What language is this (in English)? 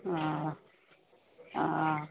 Sindhi